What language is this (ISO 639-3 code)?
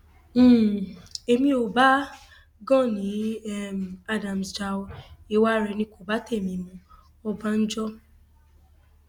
yor